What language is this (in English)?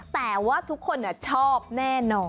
Thai